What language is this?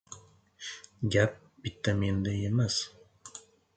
Uzbek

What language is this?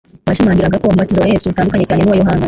Kinyarwanda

